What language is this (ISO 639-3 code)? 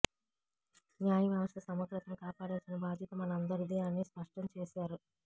tel